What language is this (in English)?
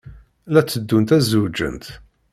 Kabyle